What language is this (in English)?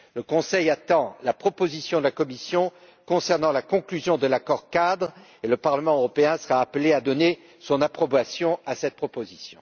French